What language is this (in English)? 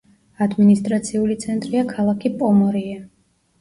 Georgian